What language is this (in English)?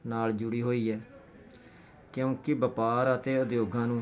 Punjabi